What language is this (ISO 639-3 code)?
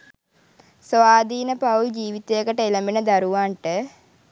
sin